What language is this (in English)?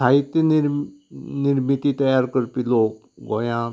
Konkani